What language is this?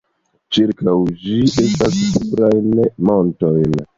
Esperanto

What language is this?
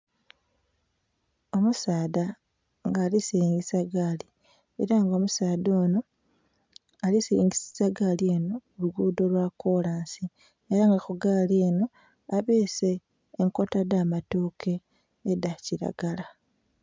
Soga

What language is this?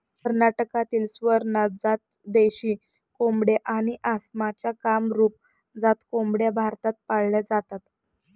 Marathi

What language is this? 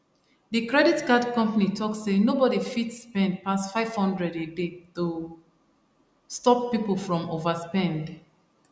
Nigerian Pidgin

